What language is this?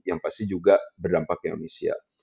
Indonesian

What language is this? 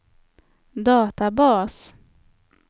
Swedish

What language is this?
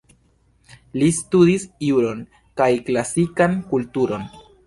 Esperanto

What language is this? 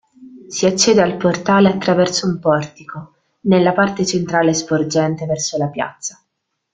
Italian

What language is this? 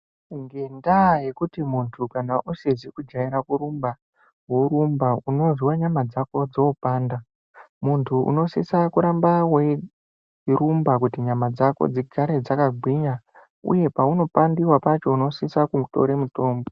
Ndau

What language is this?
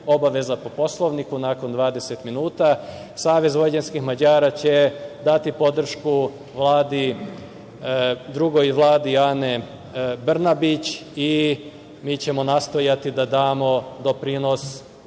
Serbian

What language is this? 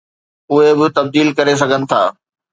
Sindhi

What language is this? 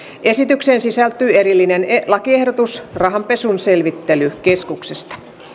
Finnish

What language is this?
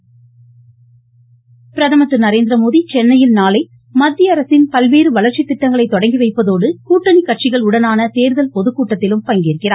Tamil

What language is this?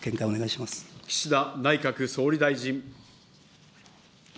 Japanese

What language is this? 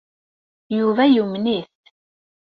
Kabyle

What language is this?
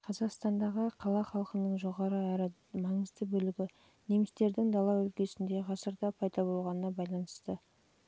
Kazakh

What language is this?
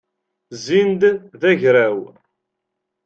Kabyle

